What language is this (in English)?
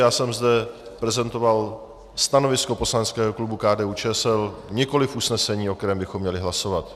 Czech